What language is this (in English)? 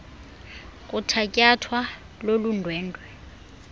Xhosa